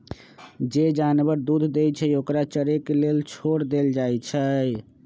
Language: Magahi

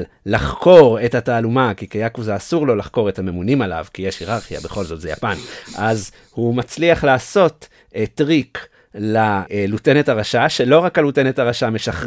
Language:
Hebrew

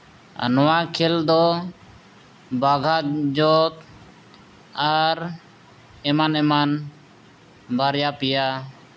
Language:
Santali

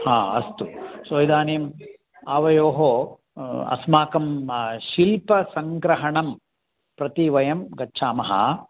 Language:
Sanskrit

